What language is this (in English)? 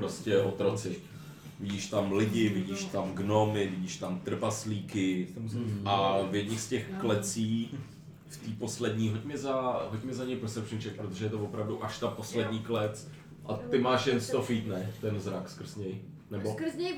Czech